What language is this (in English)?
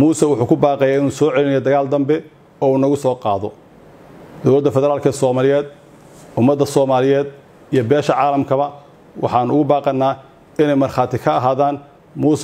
Arabic